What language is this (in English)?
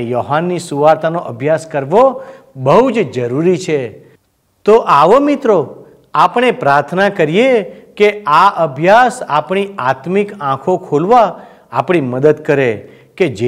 Gujarati